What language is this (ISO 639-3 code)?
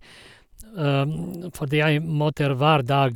nor